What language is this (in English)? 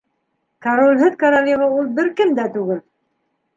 Bashkir